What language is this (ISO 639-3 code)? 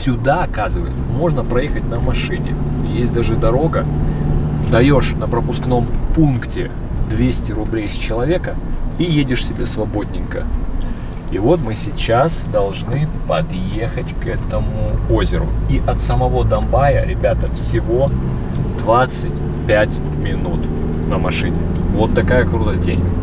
rus